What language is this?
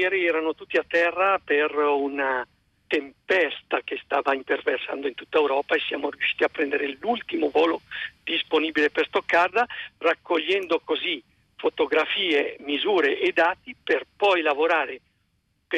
Italian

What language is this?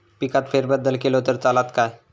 Marathi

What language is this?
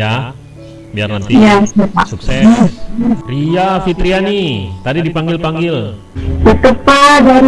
Indonesian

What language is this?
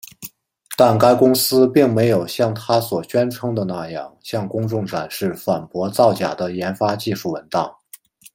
Chinese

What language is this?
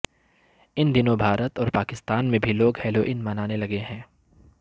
Urdu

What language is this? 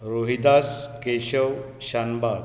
Konkani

